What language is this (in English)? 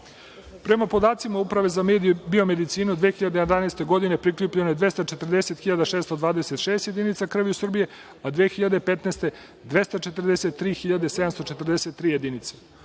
Serbian